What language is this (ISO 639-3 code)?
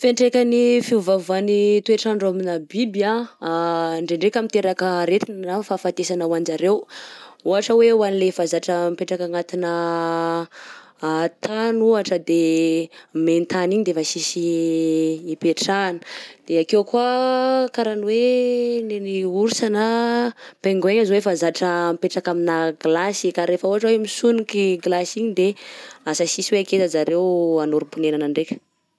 bzc